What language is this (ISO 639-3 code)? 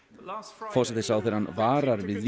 isl